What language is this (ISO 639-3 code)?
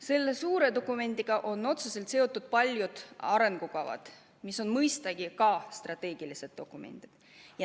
est